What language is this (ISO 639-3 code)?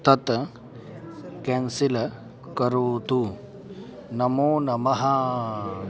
san